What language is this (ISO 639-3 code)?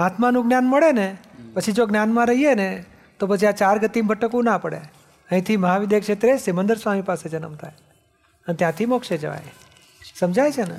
guj